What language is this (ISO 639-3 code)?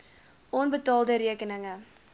afr